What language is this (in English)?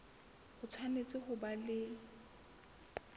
Southern Sotho